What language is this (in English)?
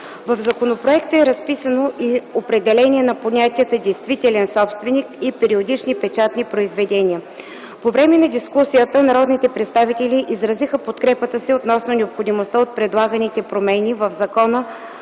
Bulgarian